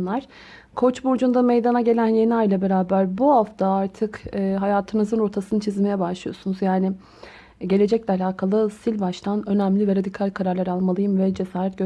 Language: Turkish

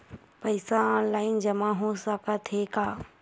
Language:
Chhattisgarhi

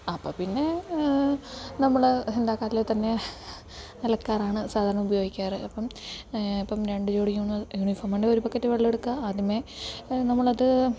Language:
Malayalam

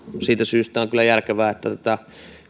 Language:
Finnish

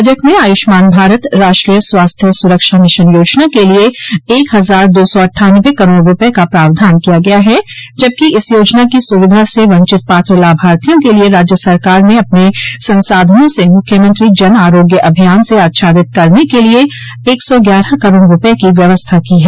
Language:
Hindi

